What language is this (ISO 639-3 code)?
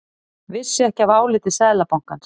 isl